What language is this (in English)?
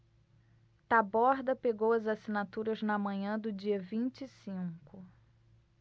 Portuguese